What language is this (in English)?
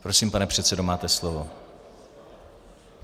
Czech